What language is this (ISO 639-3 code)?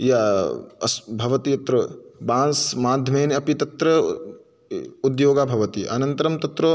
san